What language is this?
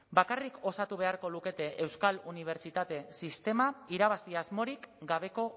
Basque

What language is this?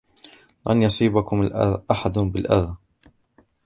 Arabic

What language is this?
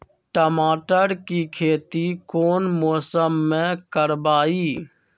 Magahi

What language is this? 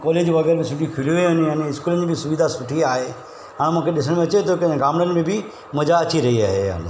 Sindhi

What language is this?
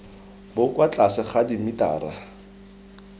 Tswana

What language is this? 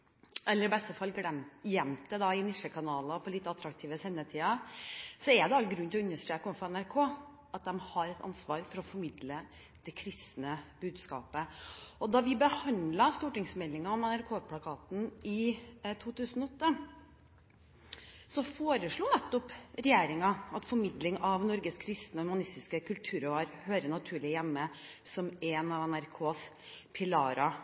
Norwegian Bokmål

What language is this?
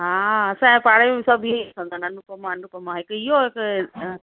Sindhi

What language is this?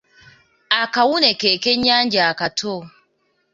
Ganda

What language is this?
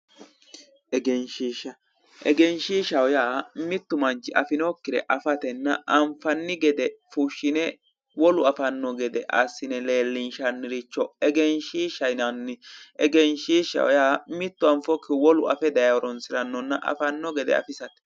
Sidamo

